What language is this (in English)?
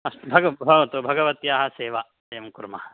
Sanskrit